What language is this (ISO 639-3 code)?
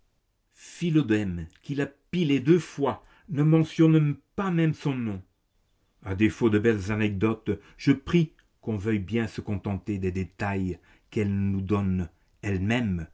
fra